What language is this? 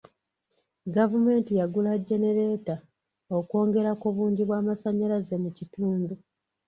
Ganda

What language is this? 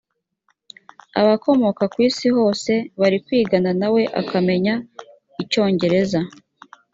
Kinyarwanda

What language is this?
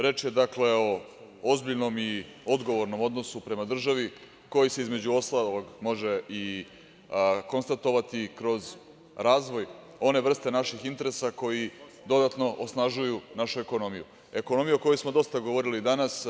Serbian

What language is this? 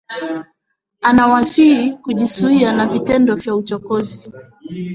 Swahili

